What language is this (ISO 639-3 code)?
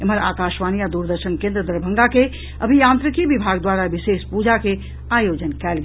mai